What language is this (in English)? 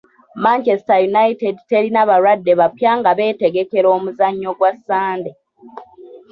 Ganda